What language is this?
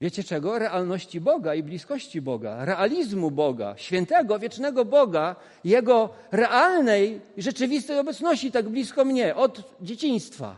Polish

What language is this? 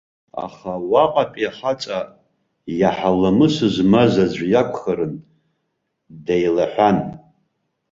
Abkhazian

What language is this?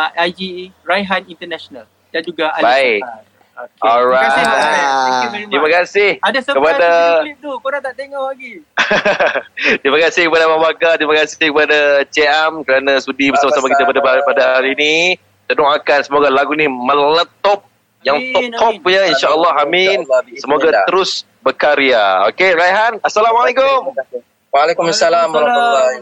Malay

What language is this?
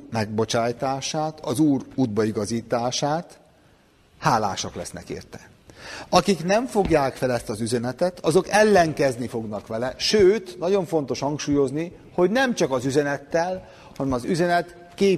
Hungarian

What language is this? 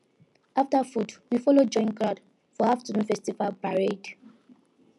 Nigerian Pidgin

